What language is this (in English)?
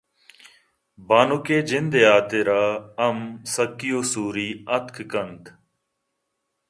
Eastern Balochi